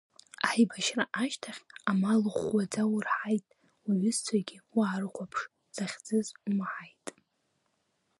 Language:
Abkhazian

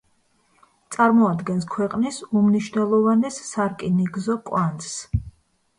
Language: Georgian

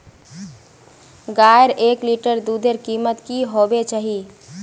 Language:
Magahi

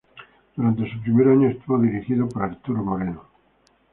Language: Spanish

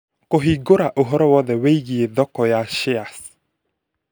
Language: Kikuyu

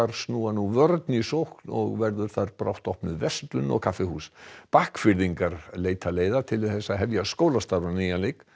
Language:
Icelandic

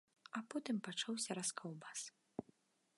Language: Belarusian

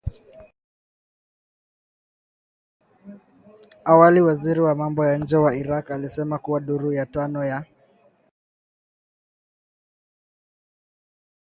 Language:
Swahili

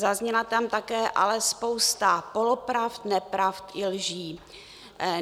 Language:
Czech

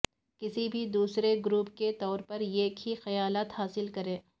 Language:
Urdu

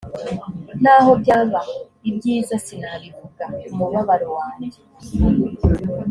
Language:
Kinyarwanda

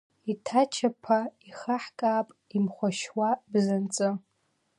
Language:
Abkhazian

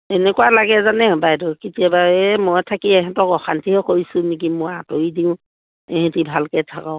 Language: Assamese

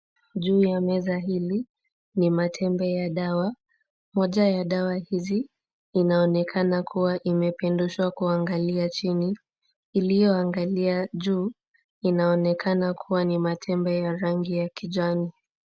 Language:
Swahili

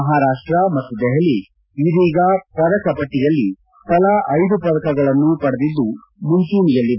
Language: Kannada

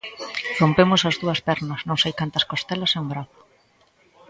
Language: Galician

